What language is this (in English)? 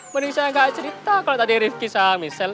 Indonesian